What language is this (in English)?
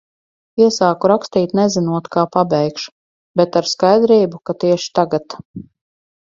Latvian